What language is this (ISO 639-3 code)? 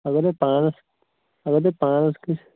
kas